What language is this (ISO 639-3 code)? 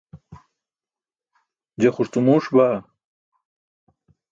bsk